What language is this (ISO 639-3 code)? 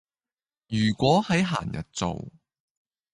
yue